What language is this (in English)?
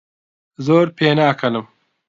Central Kurdish